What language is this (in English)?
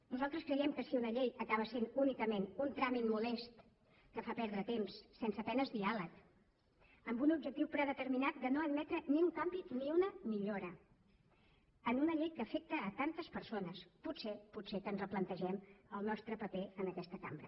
Catalan